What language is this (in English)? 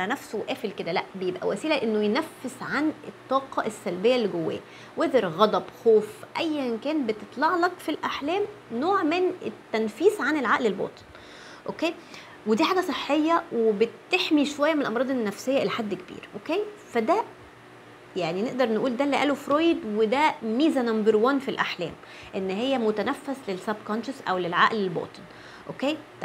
Arabic